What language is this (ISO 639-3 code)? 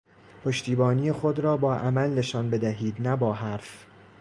fas